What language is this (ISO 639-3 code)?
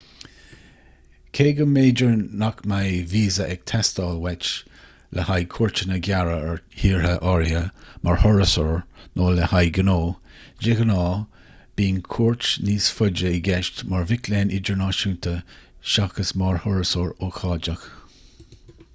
gle